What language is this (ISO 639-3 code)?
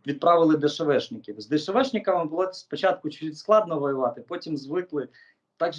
ukr